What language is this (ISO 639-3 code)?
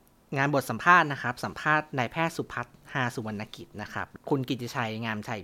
tha